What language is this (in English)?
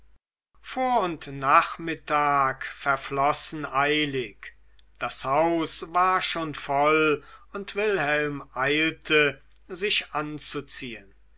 German